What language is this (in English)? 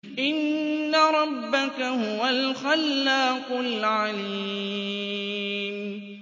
Arabic